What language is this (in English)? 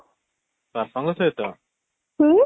Odia